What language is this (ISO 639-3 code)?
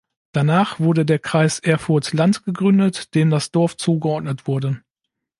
deu